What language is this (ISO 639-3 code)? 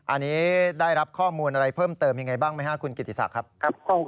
tha